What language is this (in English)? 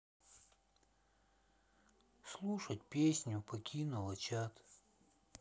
Russian